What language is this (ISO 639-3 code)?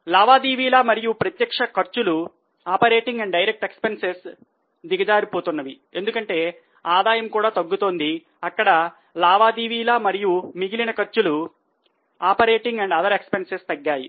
tel